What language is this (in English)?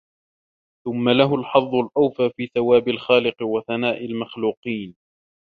Arabic